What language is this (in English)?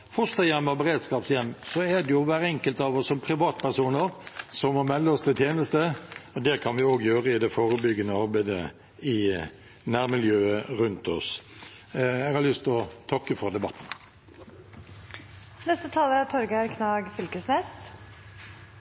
Norwegian